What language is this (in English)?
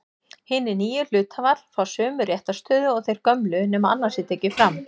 Icelandic